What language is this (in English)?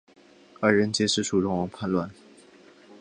Chinese